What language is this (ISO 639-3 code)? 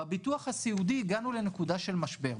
heb